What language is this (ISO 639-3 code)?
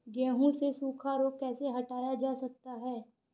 hin